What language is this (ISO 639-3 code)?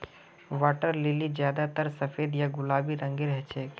mag